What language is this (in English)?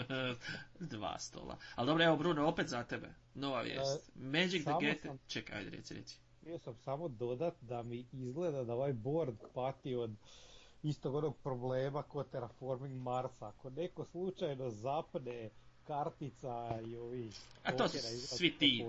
Croatian